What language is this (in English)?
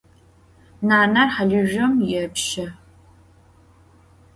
Adyghe